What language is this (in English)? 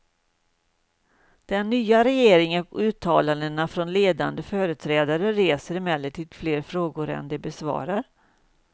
Swedish